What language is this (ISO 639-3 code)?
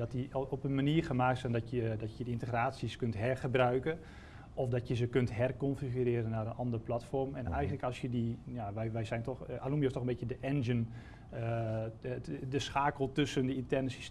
nld